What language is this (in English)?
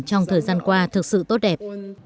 Vietnamese